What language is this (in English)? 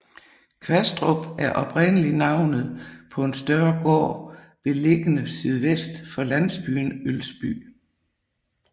Danish